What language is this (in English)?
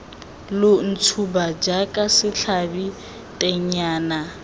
Tswana